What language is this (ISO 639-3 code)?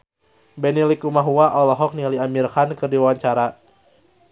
sun